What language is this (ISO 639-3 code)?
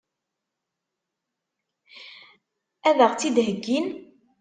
kab